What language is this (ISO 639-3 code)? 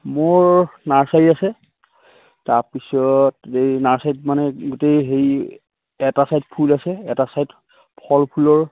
asm